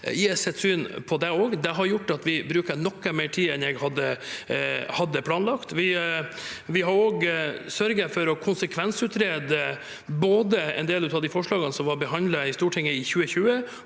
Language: Norwegian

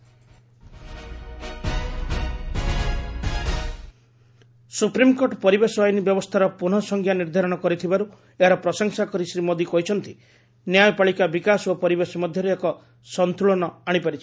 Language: Odia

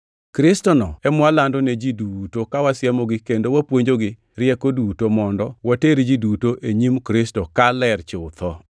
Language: Luo (Kenya and Tanzania)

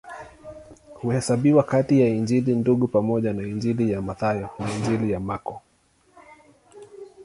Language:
Swahili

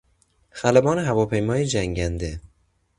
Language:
Persian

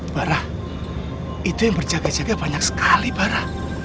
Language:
Indonesian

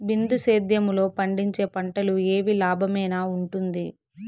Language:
Telugu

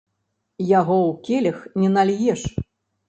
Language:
Belarusian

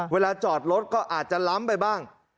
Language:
Thai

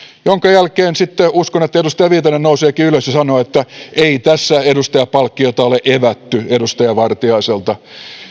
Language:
Finnish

